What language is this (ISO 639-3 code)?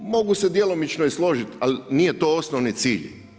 hrv